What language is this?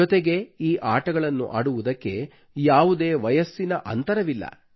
Kannada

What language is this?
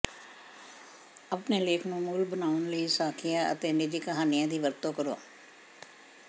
Punjabi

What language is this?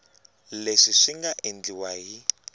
Tsonga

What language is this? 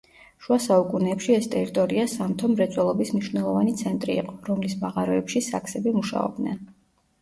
Georgian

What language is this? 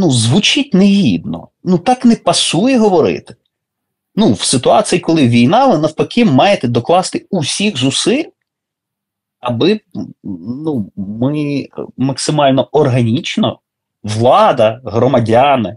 Ukrainian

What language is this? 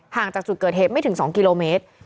Thai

